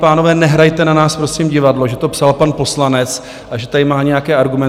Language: Czech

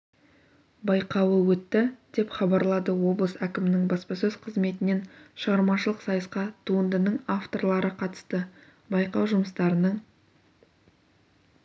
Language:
Kazakh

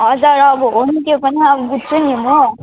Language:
Nepali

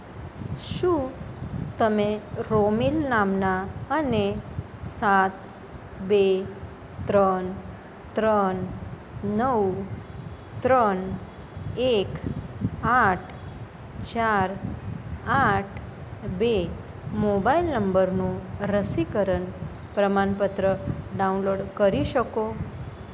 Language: Gujarati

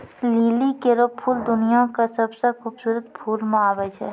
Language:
Maithili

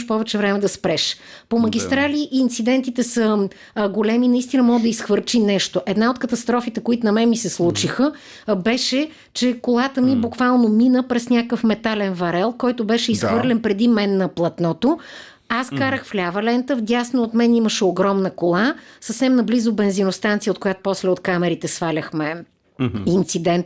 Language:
Bulgarian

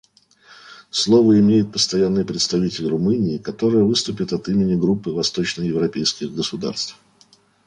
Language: Russian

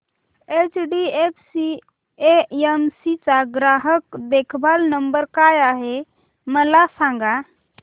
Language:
Marathi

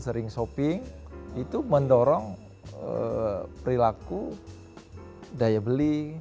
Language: Indonesian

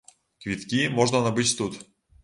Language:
Belarusian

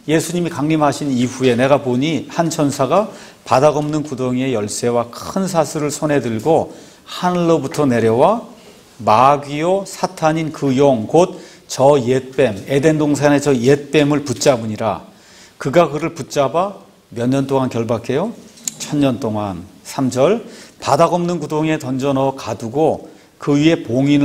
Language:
Korean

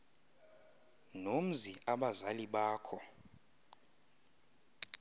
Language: Xhosa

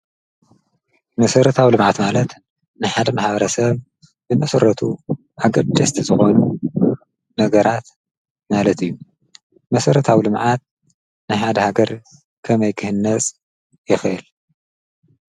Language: Tigrinya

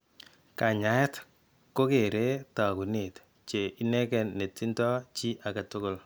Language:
Kalenjin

